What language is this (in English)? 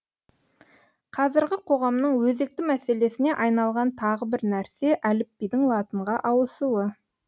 Kazakh